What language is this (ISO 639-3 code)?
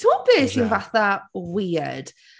cym